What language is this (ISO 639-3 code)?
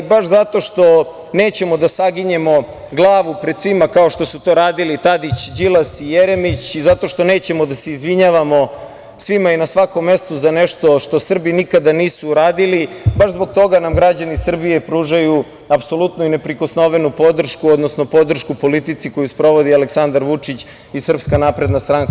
srp